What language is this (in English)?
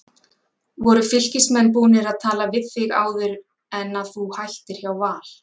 Icelandic